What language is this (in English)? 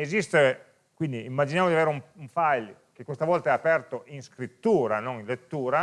Italian